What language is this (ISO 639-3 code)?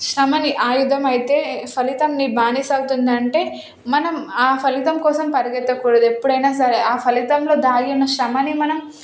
tel